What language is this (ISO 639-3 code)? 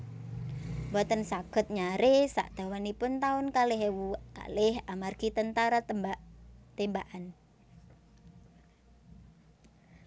jav